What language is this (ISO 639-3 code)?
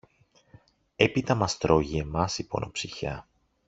ell